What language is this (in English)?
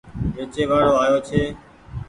Goaria